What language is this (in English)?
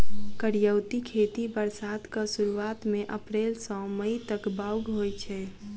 Maithili